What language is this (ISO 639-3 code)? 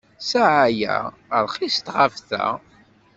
kab